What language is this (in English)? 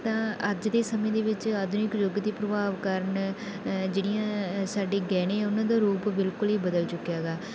Punjabi